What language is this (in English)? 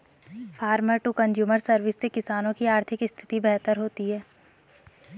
Hindi